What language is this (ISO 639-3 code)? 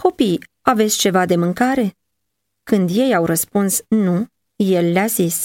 ron